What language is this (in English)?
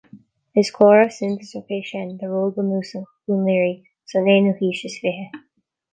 Irish